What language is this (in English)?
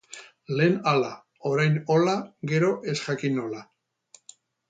Basque